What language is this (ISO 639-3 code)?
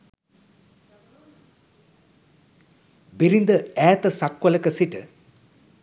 sin